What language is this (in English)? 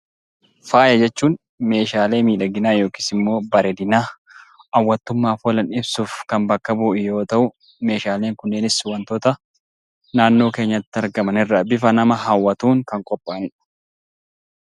Oromo